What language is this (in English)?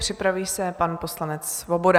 Czech